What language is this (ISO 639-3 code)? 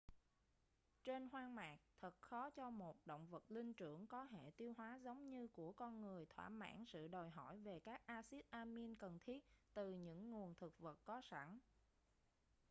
vie